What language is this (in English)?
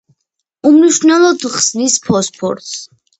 Georgian